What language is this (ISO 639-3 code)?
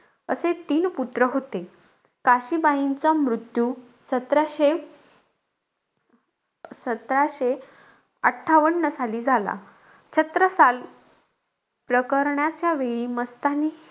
mar